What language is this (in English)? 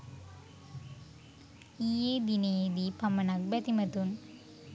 Sinhala